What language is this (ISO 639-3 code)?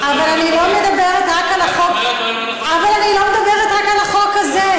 heb